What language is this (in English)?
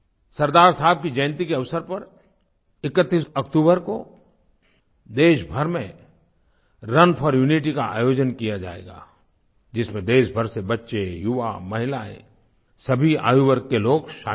Hindi